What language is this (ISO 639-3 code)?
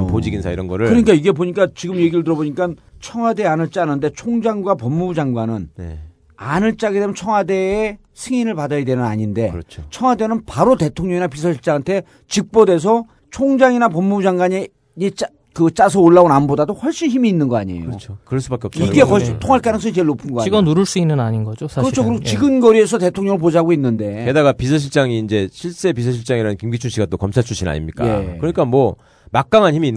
kor